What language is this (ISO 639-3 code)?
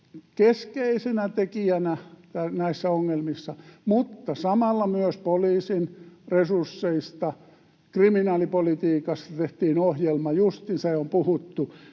fin